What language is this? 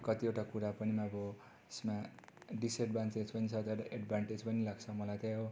Nepali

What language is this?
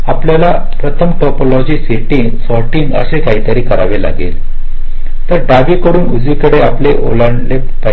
Marathi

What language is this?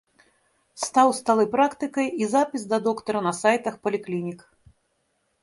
Belarusian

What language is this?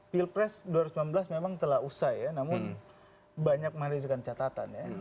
Indonesian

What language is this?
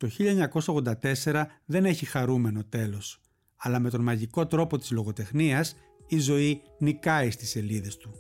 Greek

